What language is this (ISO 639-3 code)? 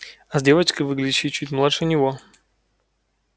rus